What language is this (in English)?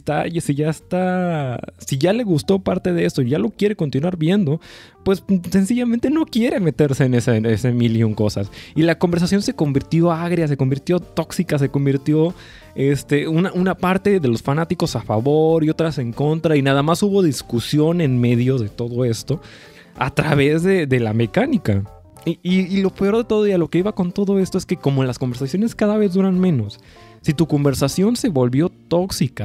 Spanish